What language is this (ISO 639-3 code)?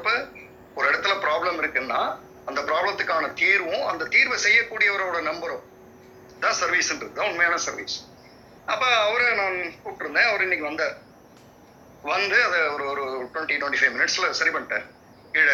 tam